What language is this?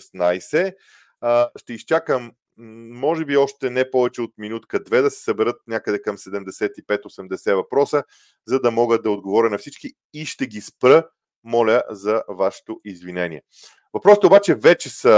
Bulgarian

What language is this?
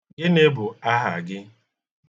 Igbo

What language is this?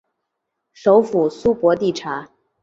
Chinese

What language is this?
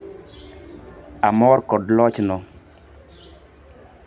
Luo (Kenya and Tanzania)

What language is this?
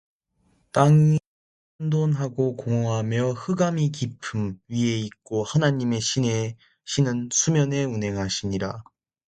Korean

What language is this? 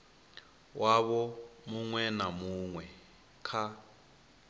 Venda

